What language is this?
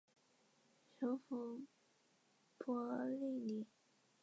Chinese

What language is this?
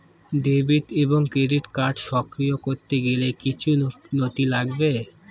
Bangla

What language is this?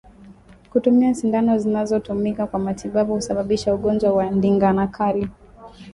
Swahili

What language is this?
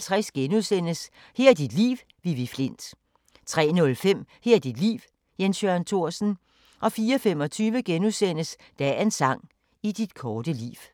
Danish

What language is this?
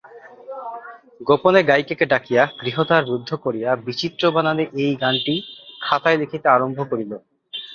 Bangla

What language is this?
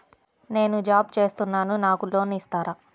Telugu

